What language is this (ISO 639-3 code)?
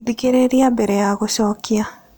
kik